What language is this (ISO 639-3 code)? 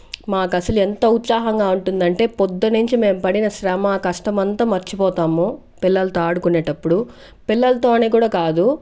tel